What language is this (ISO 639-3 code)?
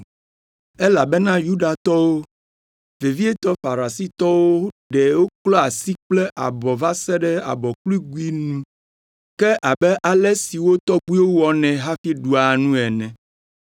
ewe